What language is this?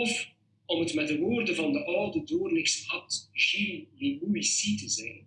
Dutch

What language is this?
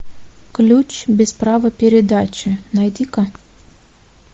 Russian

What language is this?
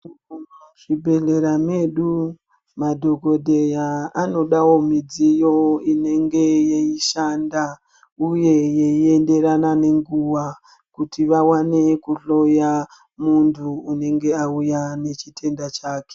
Ndau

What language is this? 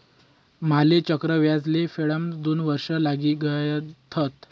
Marathi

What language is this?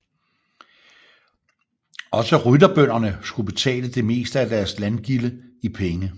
Danish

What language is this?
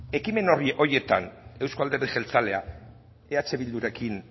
Basque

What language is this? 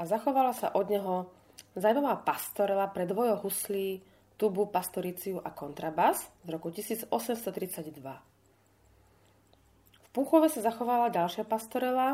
Slovak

